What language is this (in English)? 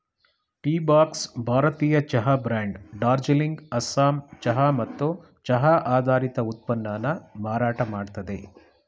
Kannada